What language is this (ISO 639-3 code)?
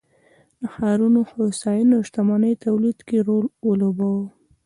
pus